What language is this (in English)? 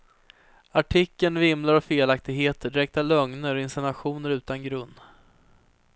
Swedish